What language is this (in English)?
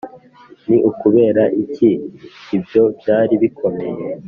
Kinyarwanda